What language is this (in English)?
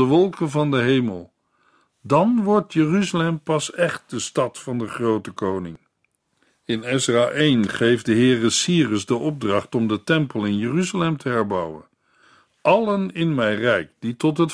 Dutch